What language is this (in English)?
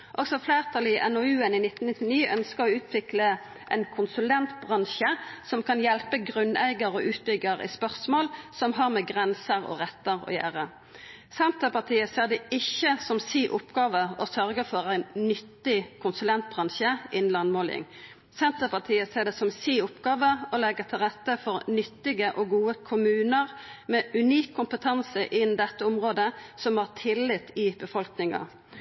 Norwegian Nynorsk